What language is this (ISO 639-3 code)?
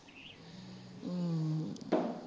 pan